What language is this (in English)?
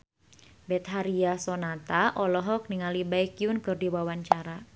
Sundanese